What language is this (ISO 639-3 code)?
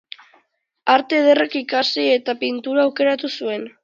eus